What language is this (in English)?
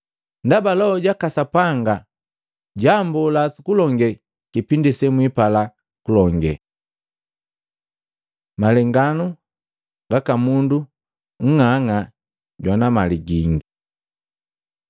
Matengo